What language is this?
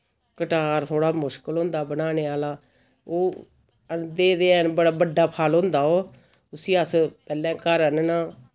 Dogri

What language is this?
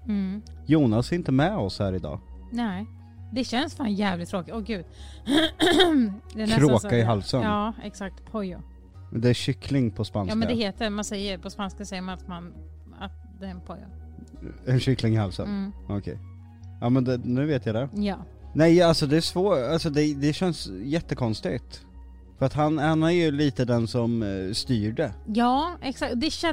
Swedish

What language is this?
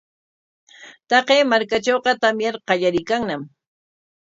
Corongo Ancash Quechua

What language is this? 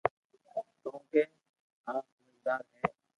Loarki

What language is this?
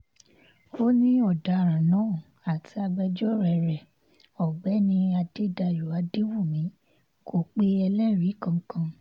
Yoruba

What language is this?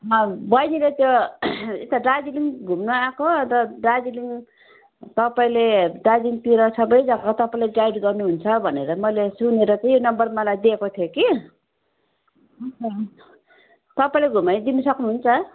Nepali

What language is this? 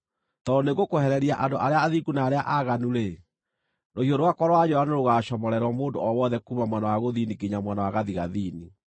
Kikuyu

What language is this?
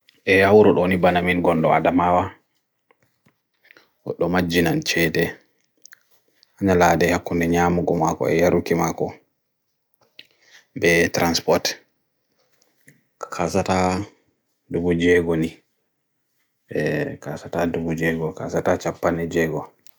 Bagirmi Fulfulde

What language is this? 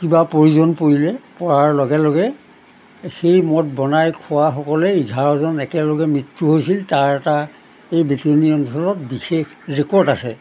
Assamese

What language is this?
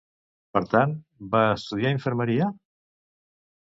Catalan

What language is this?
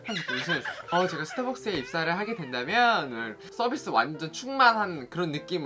Korean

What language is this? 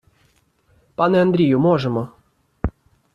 Ukrainian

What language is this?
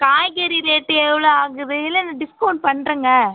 Tamil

